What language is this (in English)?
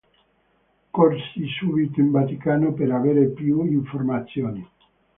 Italian